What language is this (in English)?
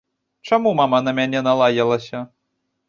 Belarusian